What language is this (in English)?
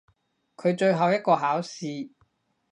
Cantonese